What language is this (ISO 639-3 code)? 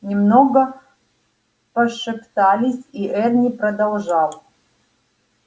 rus